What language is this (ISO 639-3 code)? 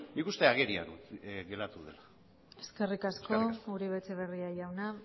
eus